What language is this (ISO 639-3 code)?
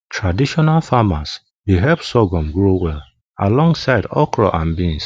pcm